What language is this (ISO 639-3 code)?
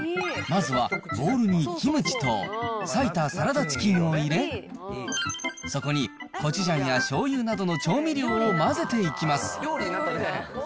jpn